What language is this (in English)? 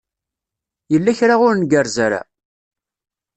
Kabyle